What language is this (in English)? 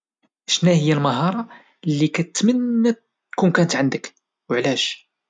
Moroccan Arabic